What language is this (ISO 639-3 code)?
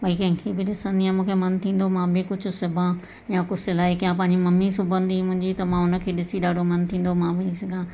snd